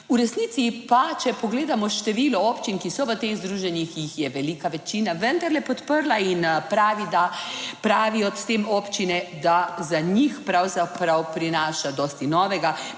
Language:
Slovenian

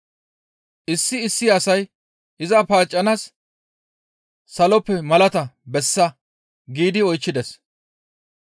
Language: Gamo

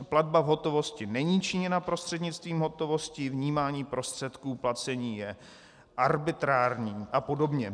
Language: Czech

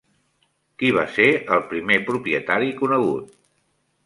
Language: Catalan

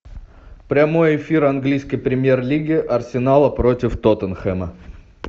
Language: Russian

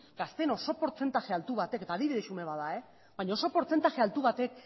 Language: Basque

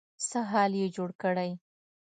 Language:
Pashto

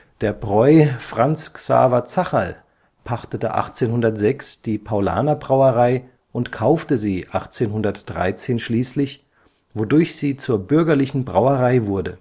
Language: German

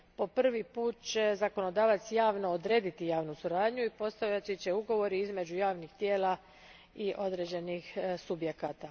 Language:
Croatian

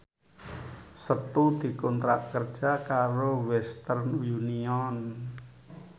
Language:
Javanese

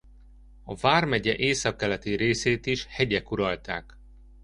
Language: Hungarian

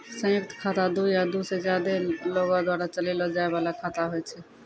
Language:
Maithili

